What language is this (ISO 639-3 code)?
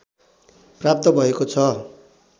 nep